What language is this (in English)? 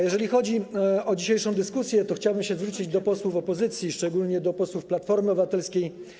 Polish